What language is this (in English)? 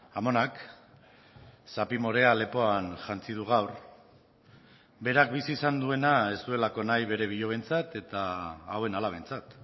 Basque